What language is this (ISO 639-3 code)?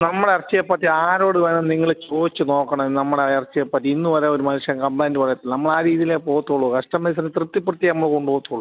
mal